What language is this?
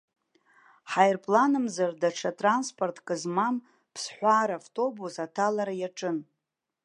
Abkhazian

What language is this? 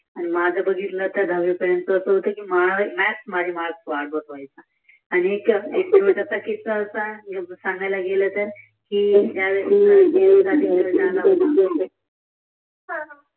Marathi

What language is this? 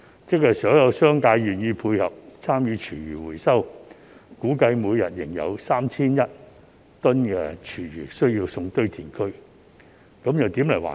Cantonese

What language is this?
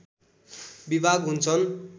Nepali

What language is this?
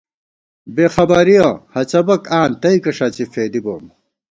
Gawar-Bati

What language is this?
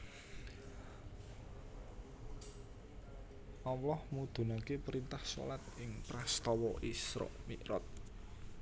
Javanese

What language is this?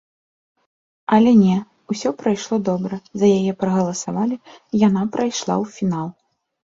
Belarusian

